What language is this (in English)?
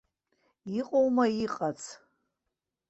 Abkhazian